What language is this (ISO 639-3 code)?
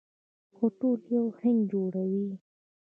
pus